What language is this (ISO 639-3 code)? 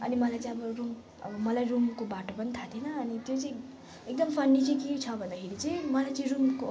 nep